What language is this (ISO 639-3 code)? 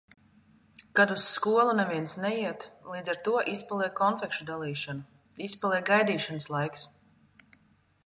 lav